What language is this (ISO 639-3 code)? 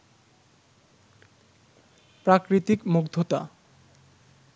ben